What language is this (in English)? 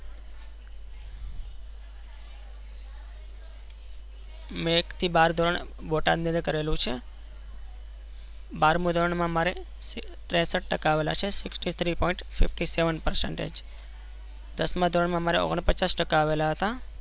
Gujarati